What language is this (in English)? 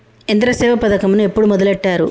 Telugu